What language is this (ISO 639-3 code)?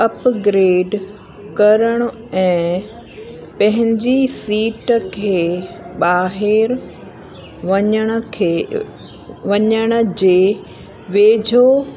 snd